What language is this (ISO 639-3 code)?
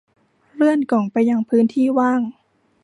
tha